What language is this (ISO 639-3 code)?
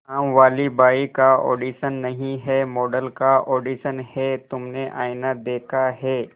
hin